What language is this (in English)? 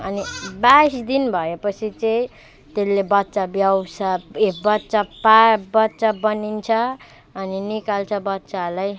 Nepali